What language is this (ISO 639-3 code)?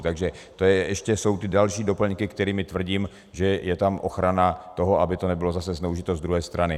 ces